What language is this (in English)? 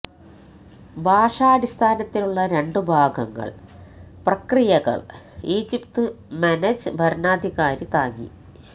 Malayalam